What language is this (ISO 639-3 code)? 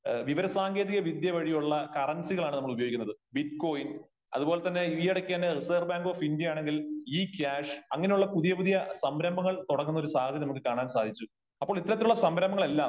mal